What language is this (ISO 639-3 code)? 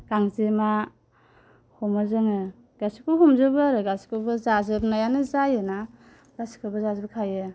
brx